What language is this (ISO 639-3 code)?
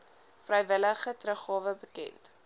afr